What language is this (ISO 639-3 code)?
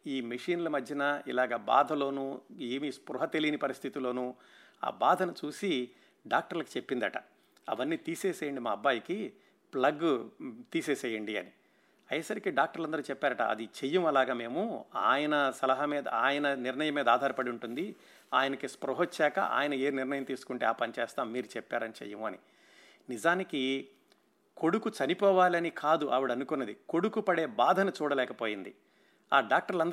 tel